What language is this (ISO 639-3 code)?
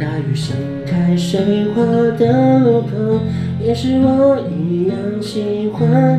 zho